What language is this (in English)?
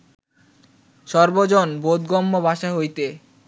Bangla